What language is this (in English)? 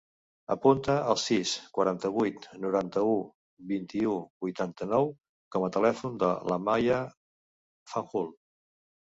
Catalan